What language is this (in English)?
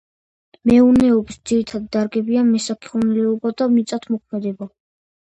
Georgian